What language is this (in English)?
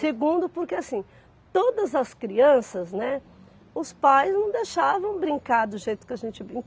Portuguese